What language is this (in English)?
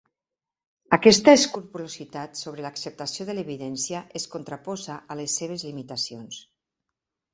Catalan